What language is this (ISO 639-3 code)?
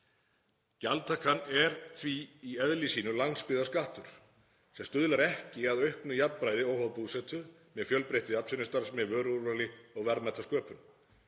isl